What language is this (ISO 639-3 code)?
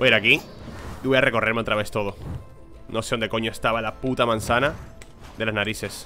spa